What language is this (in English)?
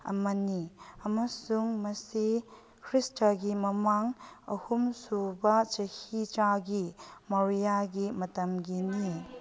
Manipuri